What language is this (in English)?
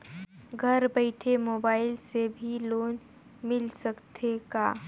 Chhattisgarhi